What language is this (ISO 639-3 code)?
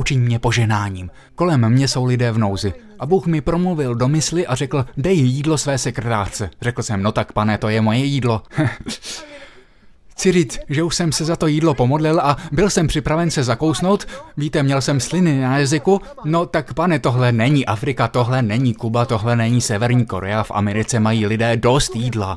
ces